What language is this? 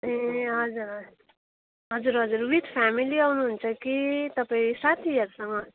Nepali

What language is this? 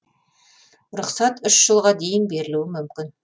Kazakh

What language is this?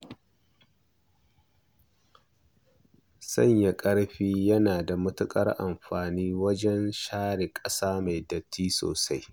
Hausa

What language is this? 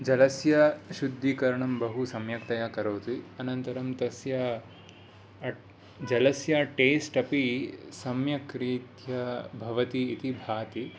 Sanskrit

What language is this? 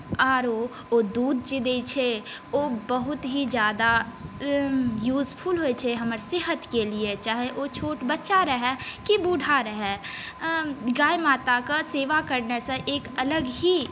Maithili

